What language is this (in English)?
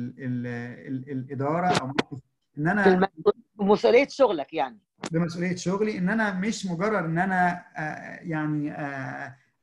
Arabic